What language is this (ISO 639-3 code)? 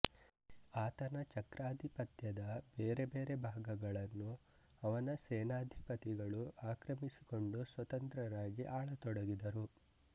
kan